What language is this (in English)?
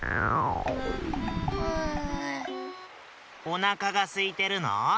Japanese